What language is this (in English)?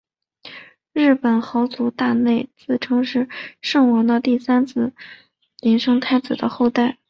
Chinese